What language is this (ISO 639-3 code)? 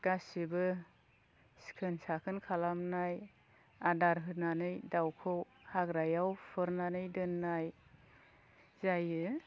brx